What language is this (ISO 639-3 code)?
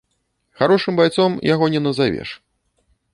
bel